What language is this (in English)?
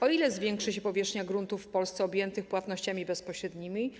Polish